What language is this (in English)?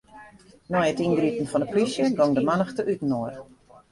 Western Frisian